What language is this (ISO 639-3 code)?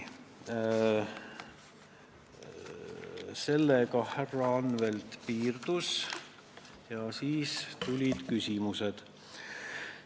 est